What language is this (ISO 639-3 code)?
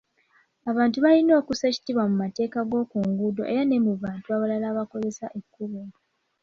lug